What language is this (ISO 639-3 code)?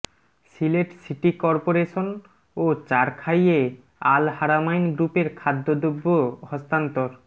ben